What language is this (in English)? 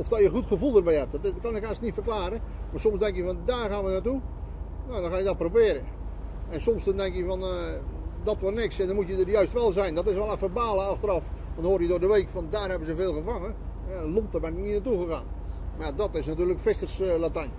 Dutch